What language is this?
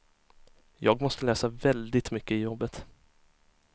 Swedish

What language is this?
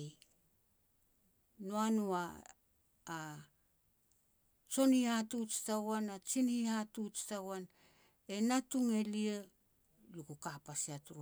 Petats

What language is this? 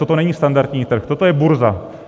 Czech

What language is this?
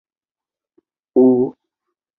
Chinese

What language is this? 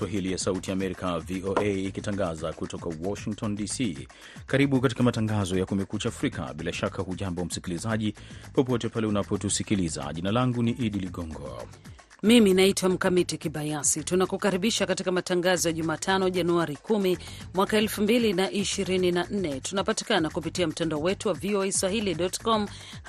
Swahili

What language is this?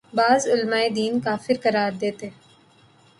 Urdu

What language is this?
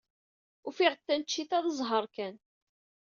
Kabyle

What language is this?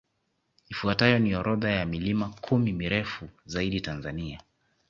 Swahili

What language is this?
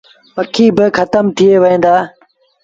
Sindhi Bhil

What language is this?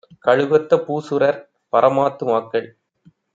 Tamil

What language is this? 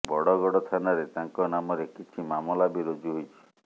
Odia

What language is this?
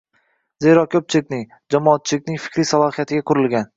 Uzbek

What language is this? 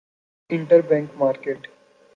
Urdu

